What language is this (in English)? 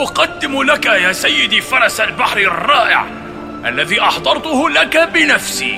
Arabic